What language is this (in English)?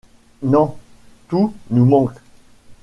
French